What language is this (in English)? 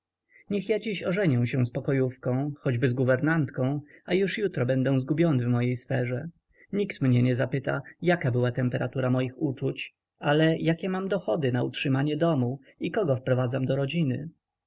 Polish